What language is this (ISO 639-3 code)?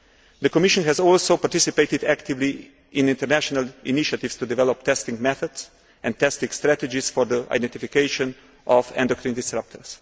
eng